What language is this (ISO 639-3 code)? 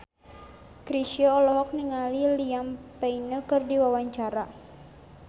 sun